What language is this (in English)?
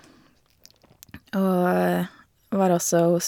Norwegian